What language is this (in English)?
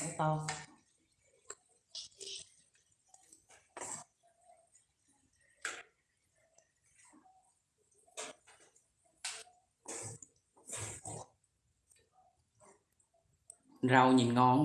Vietnamese